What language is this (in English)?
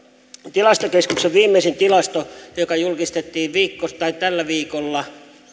Finnish